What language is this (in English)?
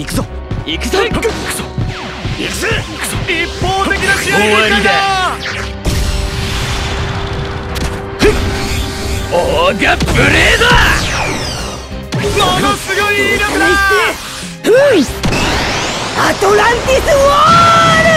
Japanese